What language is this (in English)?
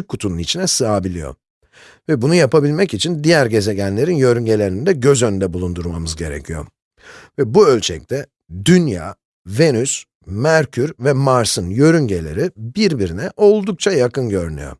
Turkish